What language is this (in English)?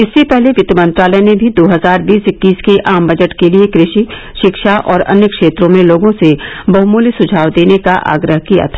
Hindi